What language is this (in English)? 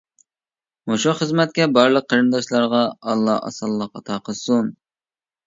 Uyghur